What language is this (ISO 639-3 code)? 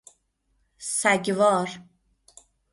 fas